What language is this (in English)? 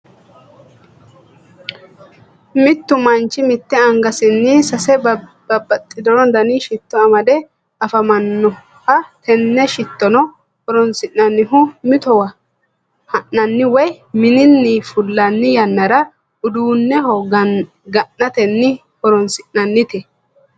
Sidamo